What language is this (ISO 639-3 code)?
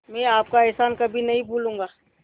hin